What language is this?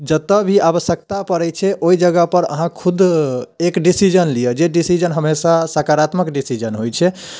Maithili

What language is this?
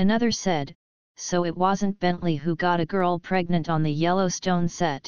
English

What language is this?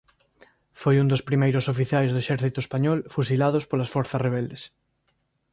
Galician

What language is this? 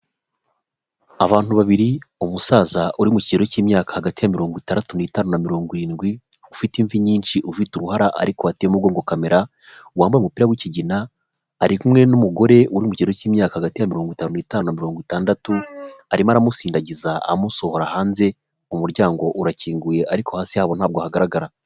Kinyarwanda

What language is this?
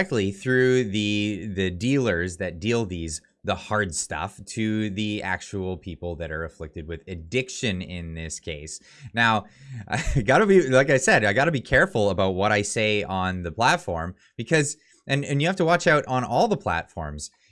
English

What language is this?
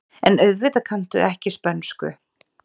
Icelandic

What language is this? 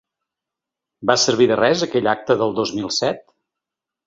Catalan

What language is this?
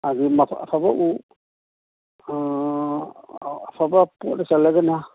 Manipuri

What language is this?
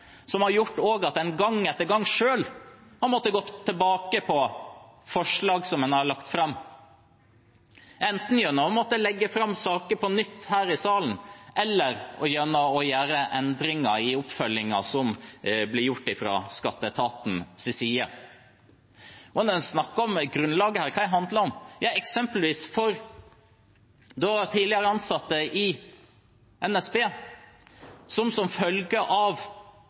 Norwegian Bokmål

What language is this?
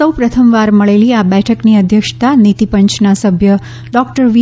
Gujarati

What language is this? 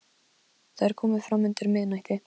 Icelandic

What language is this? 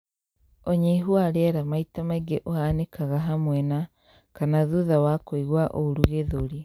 Kikuyu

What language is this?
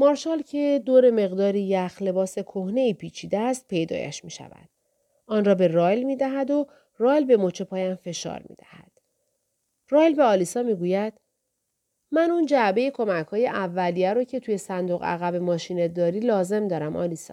Persian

